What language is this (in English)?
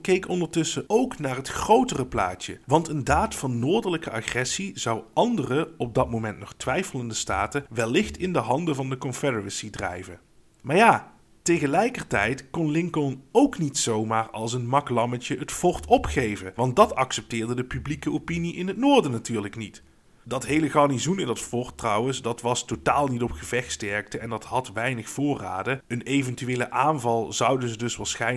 Dutch